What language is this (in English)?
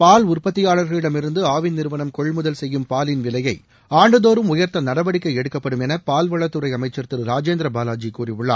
Tamil